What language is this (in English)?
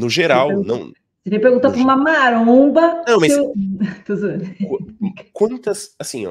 Portuguese